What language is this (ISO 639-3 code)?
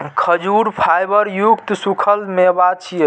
mai